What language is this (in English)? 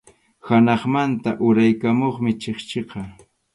Arequipa-La Unión Quechua